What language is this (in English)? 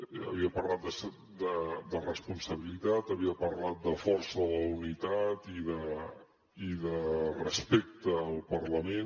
Catalan